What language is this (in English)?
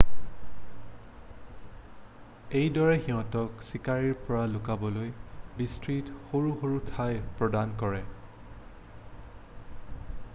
Assamese